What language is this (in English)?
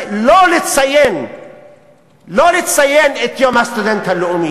Hebrew